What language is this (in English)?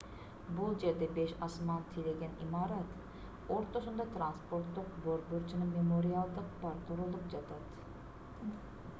Kyrgyz